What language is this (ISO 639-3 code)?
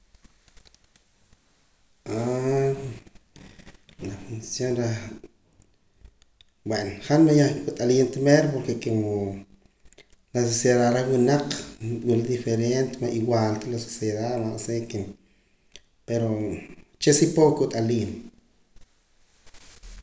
poc